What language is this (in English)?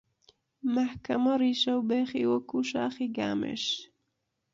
Central Kurdish